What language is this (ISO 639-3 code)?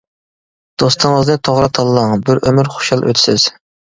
uig